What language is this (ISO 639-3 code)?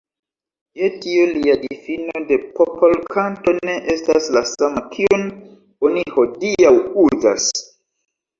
epo